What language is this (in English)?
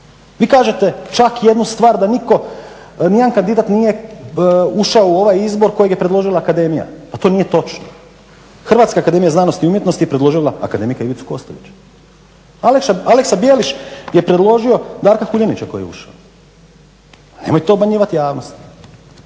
Croatian